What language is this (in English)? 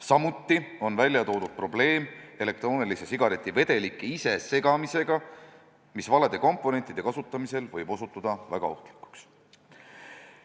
Estonian